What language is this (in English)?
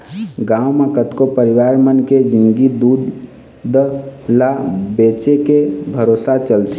Chhattisgarhi